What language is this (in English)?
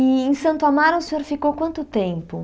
Portuguese